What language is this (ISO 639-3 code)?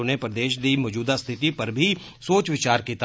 doi